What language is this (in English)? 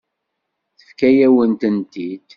Kabyle